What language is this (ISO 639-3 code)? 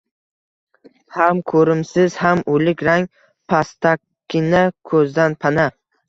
uzb